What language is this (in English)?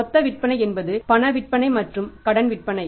Tamil